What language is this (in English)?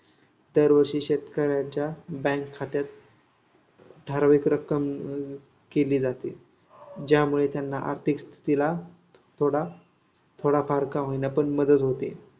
Marathi